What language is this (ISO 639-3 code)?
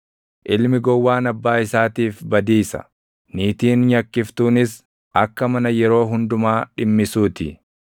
orm